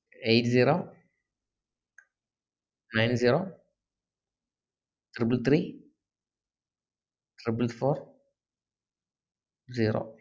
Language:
Malayalam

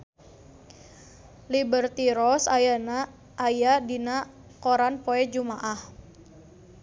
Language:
Sundanese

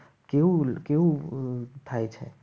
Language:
Gujarati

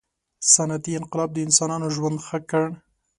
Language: Pashto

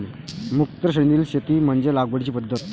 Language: Marathi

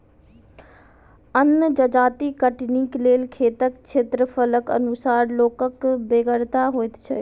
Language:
Maithili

